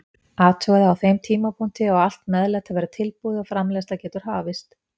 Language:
Icelandic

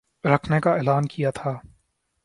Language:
Urdu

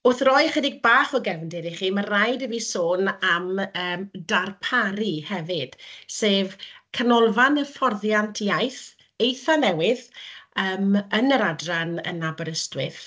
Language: Welsh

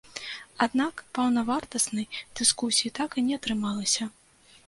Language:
Belarusian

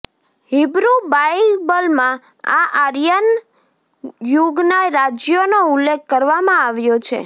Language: Gujarati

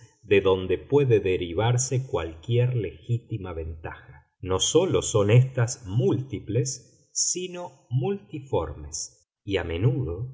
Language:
Spanish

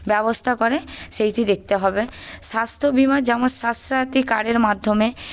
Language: Bangla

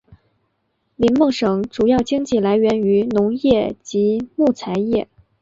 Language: Chinese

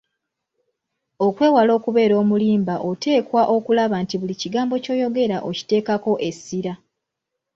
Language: Ganda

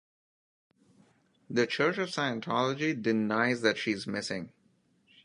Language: English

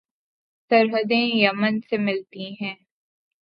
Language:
Urdu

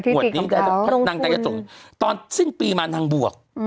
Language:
Thai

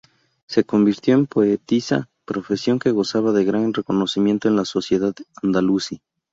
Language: Spanish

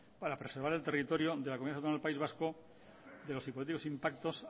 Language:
Spanish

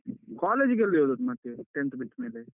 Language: Kannada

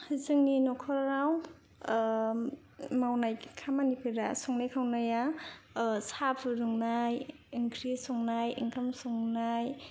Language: Bodo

